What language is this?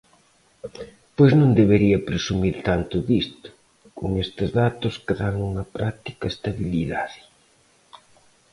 Galician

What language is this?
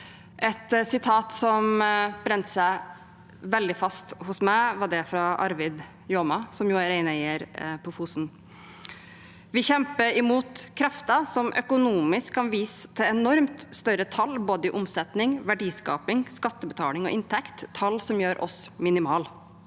Norwegian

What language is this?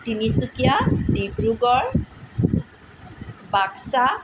Assamese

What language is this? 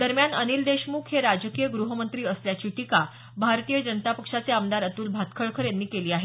Marathi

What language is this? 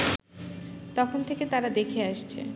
Bangla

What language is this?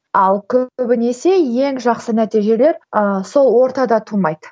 Kazakh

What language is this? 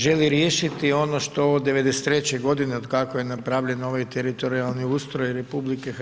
Croatian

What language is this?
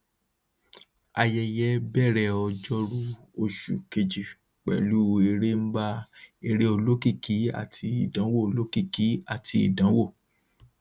Yoruba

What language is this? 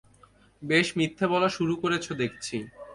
Bangla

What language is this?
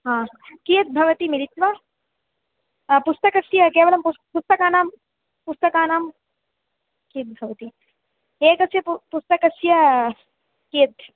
Sanskrit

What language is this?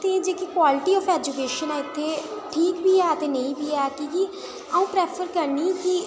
Dogri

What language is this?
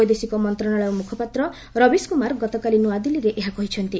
Odia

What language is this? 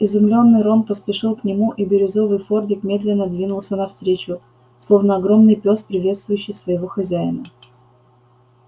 Russian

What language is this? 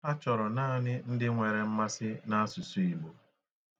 Igbo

